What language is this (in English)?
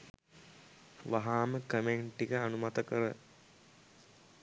Sinhala